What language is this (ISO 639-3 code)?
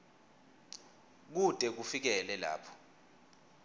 ssw